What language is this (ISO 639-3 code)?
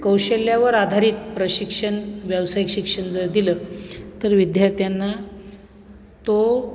mar